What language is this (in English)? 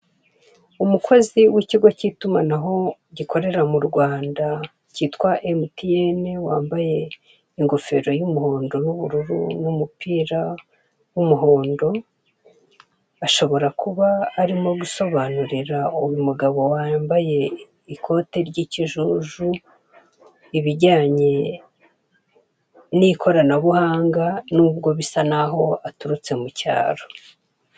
Kinyarwanda